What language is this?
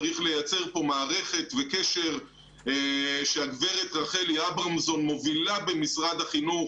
Hebrew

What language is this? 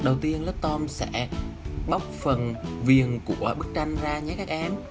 Vietnamese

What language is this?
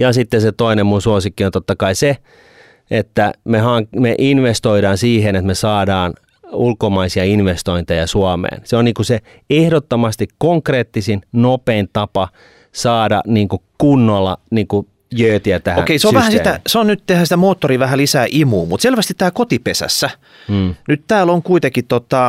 Finnish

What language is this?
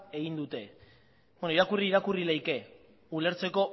Basque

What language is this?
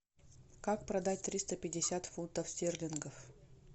Russian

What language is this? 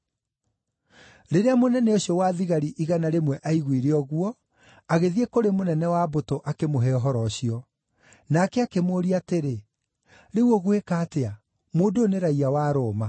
Kikuyu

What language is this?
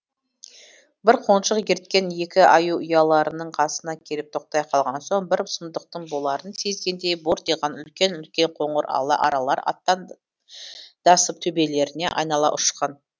Kazakh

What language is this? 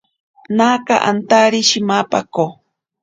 Ashéninka Perené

